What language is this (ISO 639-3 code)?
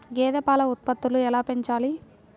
tel